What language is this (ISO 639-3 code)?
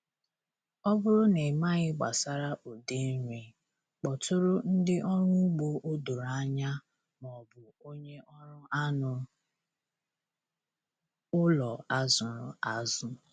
ibo